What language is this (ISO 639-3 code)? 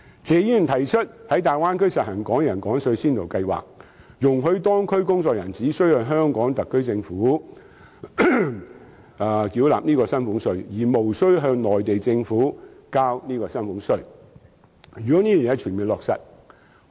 yue